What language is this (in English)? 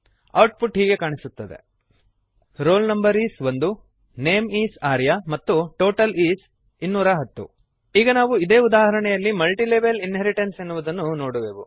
Kannada